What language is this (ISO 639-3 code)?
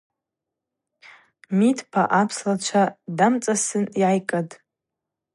abq